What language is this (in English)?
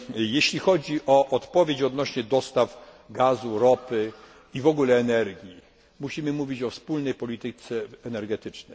Polish